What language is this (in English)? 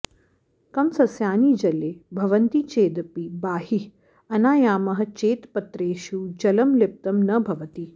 Sanskrit